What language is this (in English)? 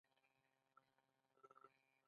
Pashto